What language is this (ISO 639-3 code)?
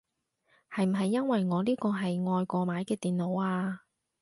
yue